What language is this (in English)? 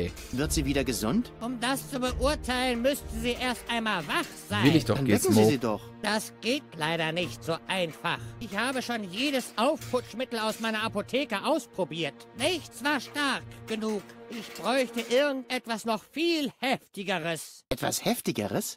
German